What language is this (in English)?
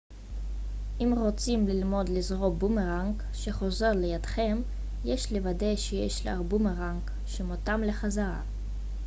Hebrew